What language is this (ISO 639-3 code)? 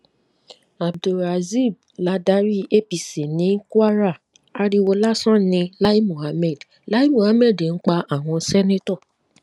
yor